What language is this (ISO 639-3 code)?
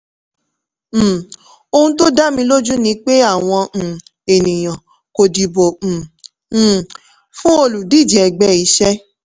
yor